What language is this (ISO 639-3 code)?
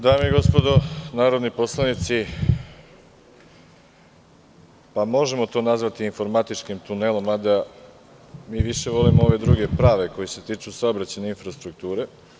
srp